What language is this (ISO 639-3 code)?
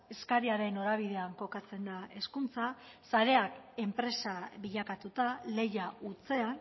eus